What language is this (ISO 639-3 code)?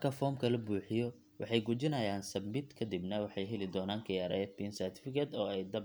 som